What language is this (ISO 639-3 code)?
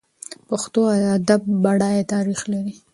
pus